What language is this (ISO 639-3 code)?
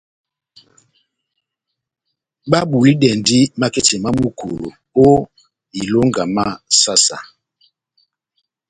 bnm